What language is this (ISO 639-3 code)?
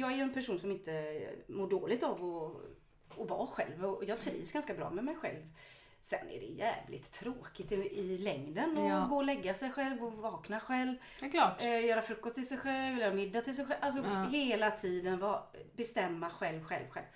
swe